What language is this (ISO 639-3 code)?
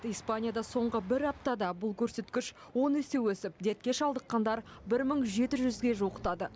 kaz